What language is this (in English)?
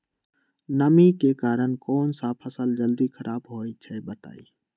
Magahi